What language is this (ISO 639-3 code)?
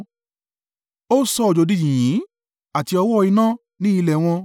yor